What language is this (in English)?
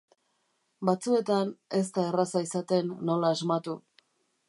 Basque